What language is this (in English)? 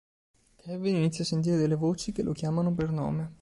Italian